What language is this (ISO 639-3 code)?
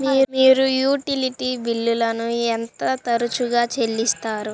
tel